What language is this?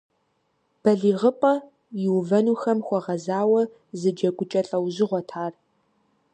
Kabardian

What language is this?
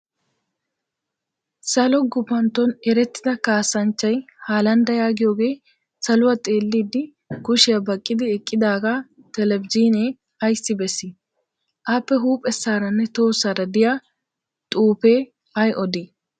Wolaytta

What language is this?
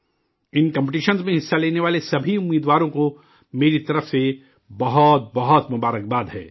Urdu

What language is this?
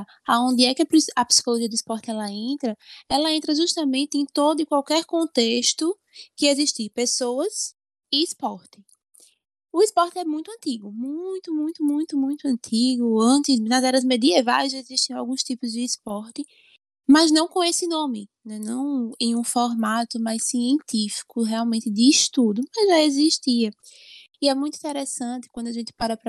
Portuguese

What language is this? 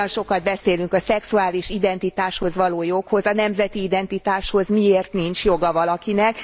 Hungarian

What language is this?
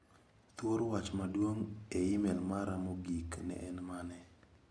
Luo (Kenya and Tanzania)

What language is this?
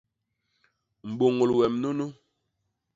Basaa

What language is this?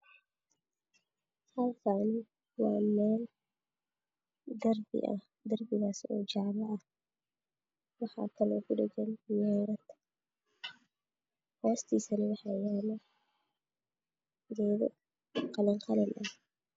Somali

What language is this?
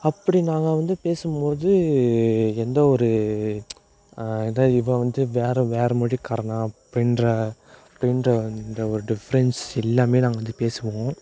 Tamil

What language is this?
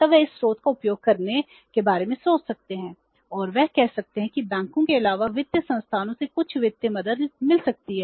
Hindi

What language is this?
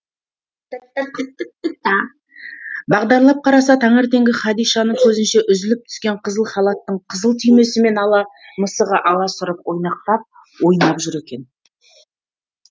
Kazakh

